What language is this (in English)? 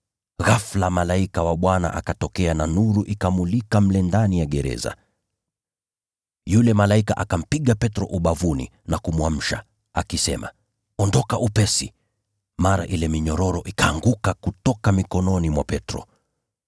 Swahili